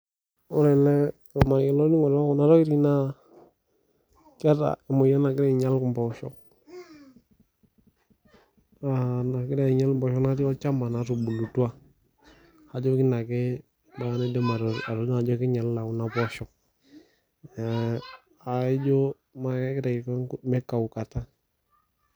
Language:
Masai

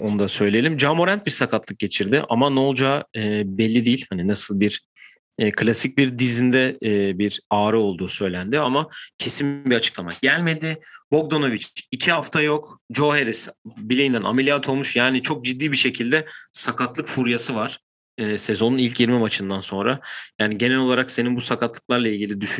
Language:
Turkish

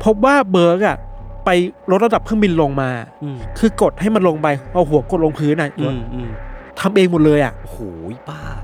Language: Thai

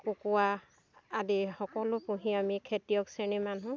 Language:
Assamese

